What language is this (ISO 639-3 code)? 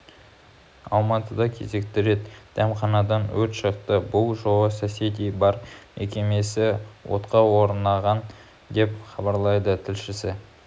kaz